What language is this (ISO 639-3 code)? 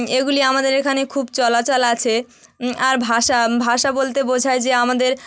ben